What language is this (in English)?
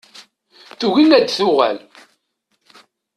Kabyle